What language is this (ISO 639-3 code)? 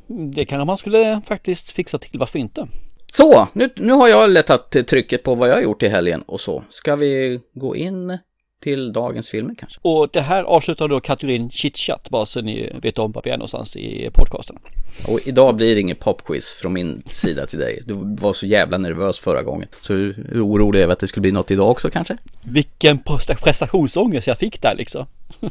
swe